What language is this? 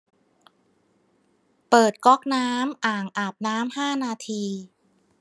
Thai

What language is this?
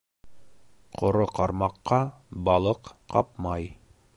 Bashkir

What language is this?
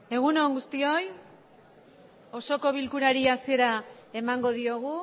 Basque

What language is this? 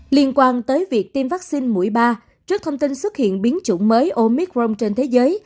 Vietnamese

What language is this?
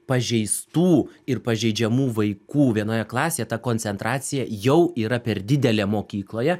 Lithuanian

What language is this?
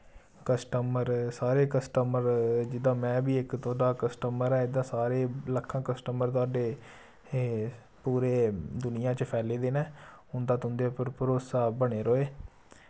Dogri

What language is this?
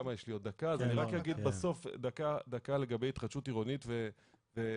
Hebrew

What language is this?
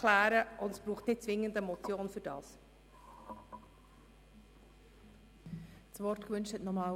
Swiss German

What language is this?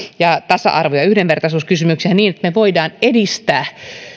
Finnish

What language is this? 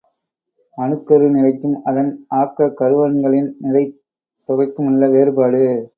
Tamil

